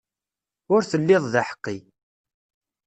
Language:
Kabyle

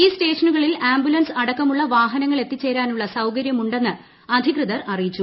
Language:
Malayalam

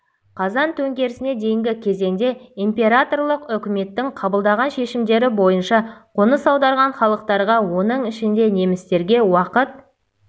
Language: Kazakh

